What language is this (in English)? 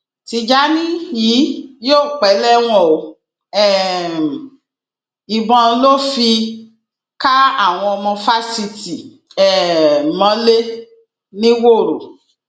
Yoruba